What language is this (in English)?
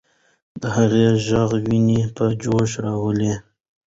Pashto